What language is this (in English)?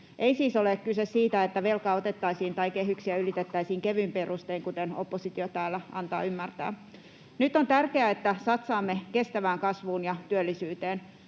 Finnish